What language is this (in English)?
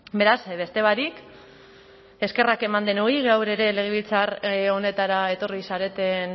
Basque